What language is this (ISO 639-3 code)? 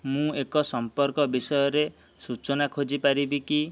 ori